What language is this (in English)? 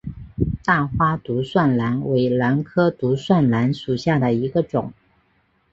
Chinese